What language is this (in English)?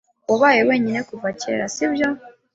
Kinyarwanda